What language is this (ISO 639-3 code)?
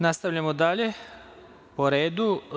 srp